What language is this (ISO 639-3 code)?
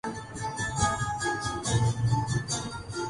urd